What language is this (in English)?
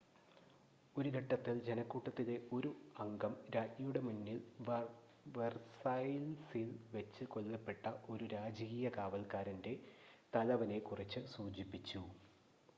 Malayalam